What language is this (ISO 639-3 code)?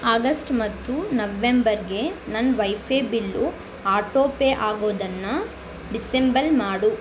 kan